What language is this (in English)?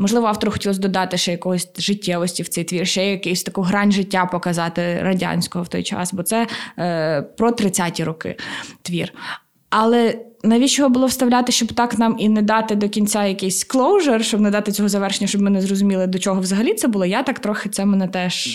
Ukrainian